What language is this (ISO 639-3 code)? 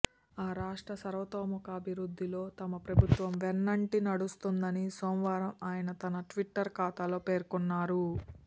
tel